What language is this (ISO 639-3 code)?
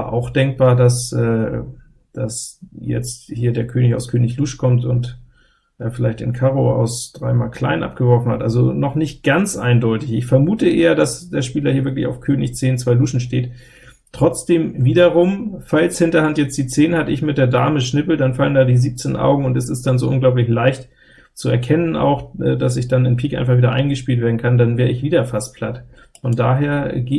deu